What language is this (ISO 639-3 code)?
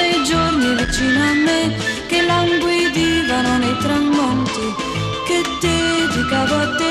ron